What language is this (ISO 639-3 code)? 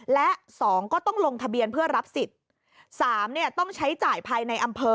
tha